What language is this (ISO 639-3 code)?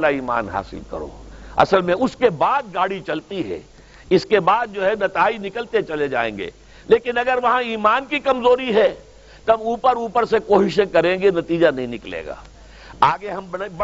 urd